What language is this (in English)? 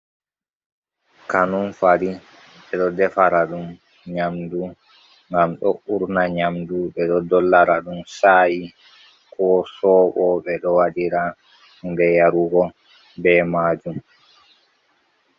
Fula